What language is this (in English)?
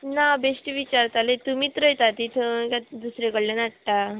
Konkani